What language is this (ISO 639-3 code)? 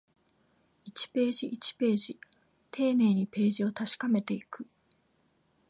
jpn